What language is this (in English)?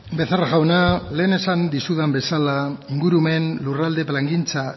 Basque